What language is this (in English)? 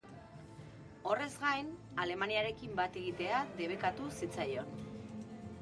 Basque